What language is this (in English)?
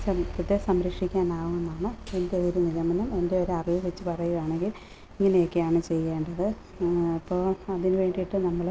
Malayalam